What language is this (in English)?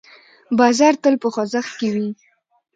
Pashto